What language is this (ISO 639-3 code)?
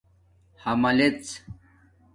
dmk